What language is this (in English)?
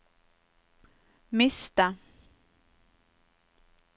Norwegian